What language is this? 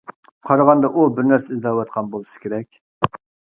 Uyghur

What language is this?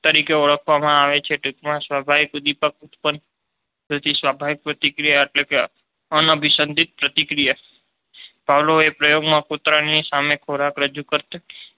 Gujarati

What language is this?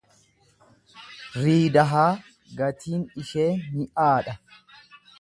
Oromo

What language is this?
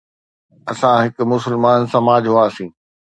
Sindhi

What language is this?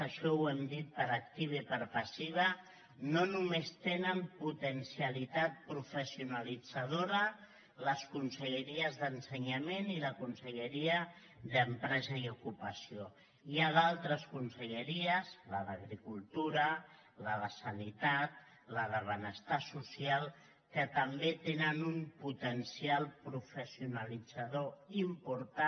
Catalan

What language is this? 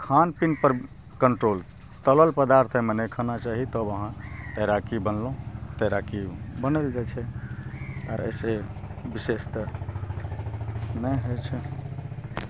Maithili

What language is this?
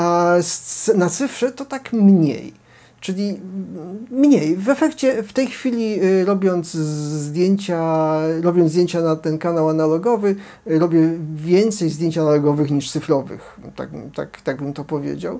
Polish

